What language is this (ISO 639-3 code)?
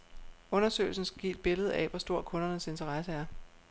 dan